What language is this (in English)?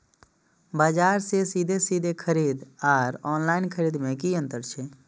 Maithili